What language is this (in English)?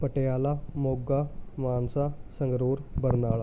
Punjabi